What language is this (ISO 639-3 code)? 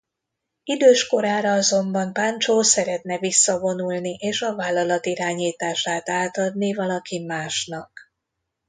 hun